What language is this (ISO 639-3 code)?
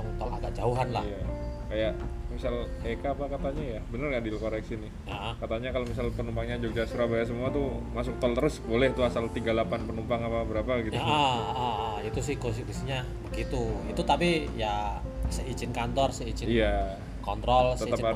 ind